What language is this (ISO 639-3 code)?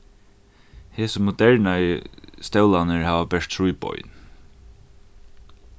fao